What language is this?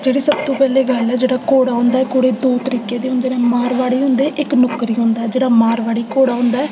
Dogri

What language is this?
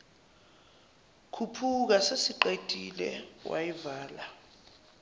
Zulu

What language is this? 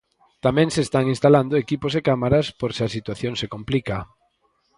Galician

